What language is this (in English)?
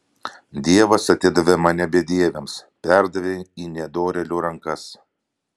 Lithuanian